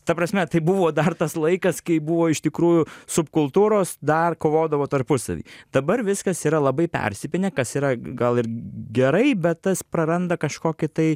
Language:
Lithuanian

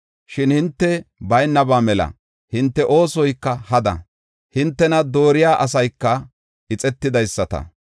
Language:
Gofa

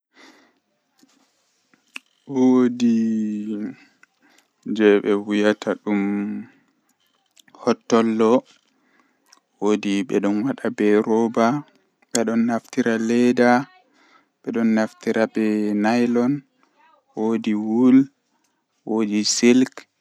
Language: Western Niger Fulfulde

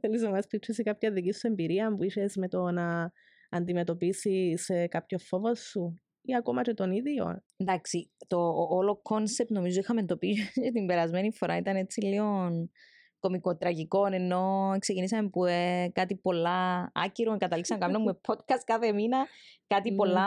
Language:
Greek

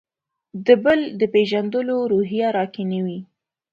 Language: Pashto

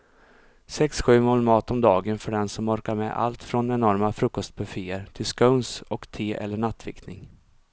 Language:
Swedish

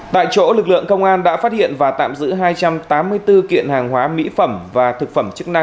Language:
Vietnamese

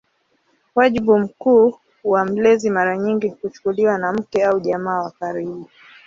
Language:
Swahili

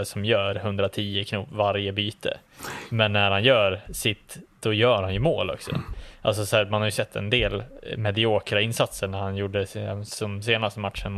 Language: Swedish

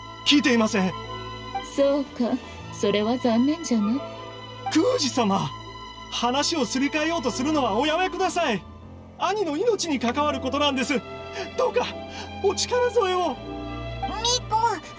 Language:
Japanese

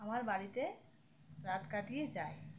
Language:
Bangla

